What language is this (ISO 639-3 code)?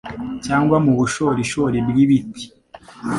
kin